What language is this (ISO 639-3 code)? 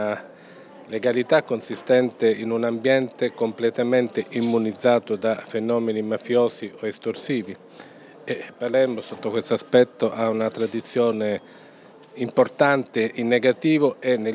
ita